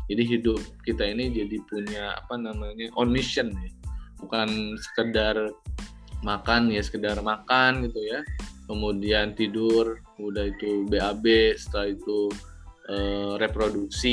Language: Indonesian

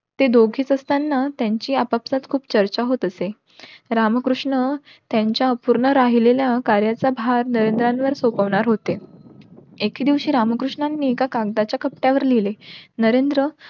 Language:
Marathi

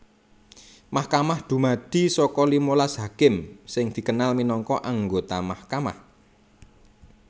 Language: Javanese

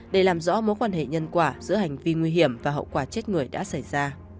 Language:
Vietnamese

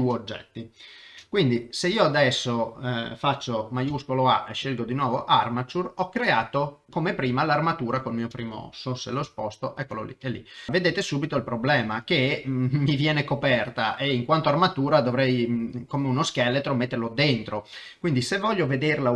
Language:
Italian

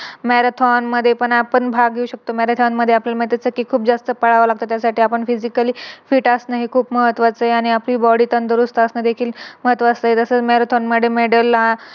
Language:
Marathi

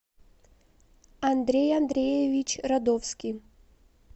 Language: Russian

